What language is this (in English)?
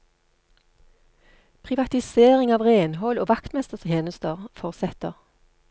Norwegian